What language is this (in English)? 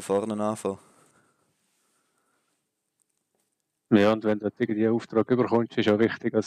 German